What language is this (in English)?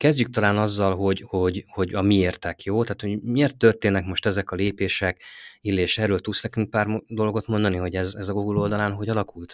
Hungarian